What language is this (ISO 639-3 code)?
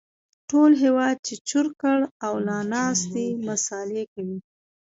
pus